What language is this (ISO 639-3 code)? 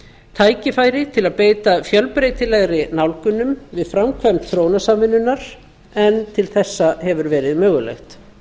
isl